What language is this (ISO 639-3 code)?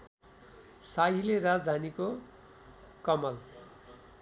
nep